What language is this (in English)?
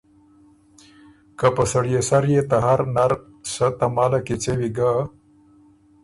Ormuri